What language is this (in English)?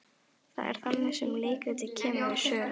Icelandic